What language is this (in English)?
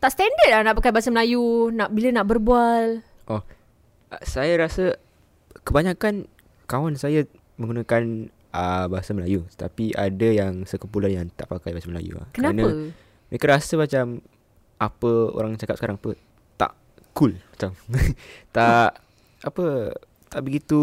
Malay